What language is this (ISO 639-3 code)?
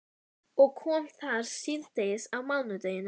isl